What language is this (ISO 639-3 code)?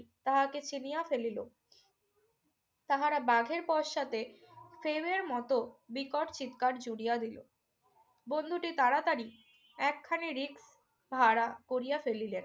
ben